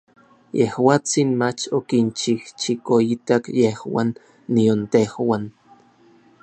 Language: Orizaba Nahuatl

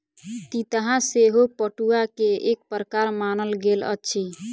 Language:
Maithili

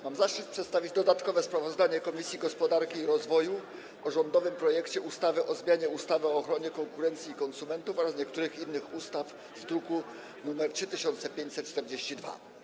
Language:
Polish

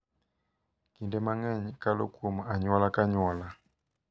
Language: Luo (Kenya and Tanzania)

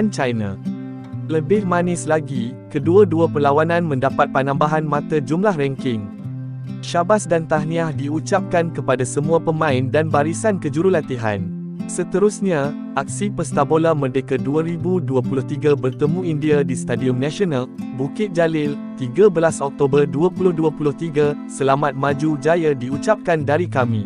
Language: Malay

